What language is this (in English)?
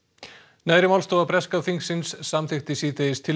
Icelandic